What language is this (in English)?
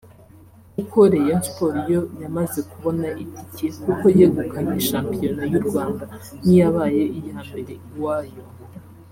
Kinyarwanda